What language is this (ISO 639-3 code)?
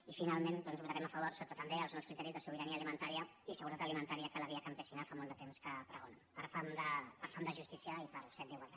cat